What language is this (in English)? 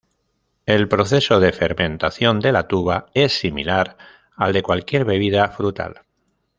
Spanish